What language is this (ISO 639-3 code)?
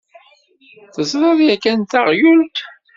kab